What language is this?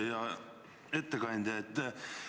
Estonian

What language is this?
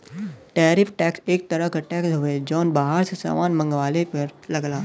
Bhojpuri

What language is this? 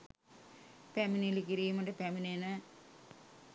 Sinhala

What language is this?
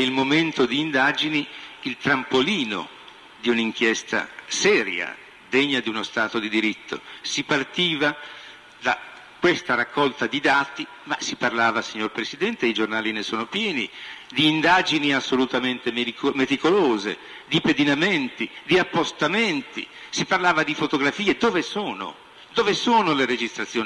Italian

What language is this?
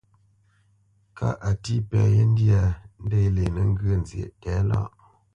Bamenyam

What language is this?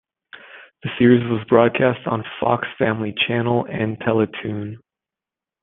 English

